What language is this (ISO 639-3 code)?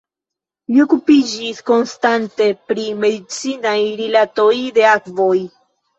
epo